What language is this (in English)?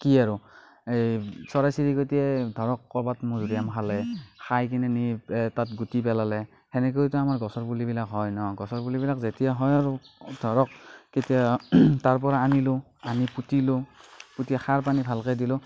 Assamese